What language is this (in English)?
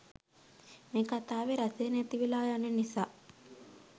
Sinhala